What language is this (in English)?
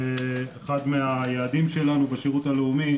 Hebrew